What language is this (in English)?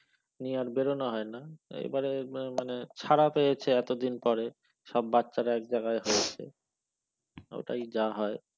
Bangla